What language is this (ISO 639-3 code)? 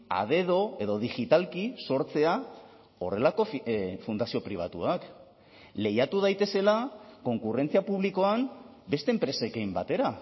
eus